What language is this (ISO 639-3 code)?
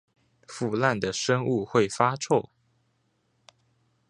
zho